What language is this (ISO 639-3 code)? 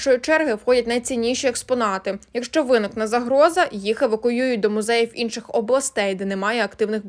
ukr